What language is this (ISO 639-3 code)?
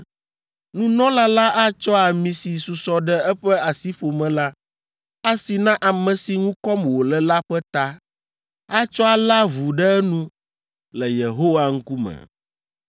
ewe